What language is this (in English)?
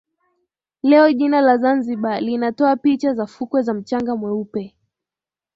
Swahili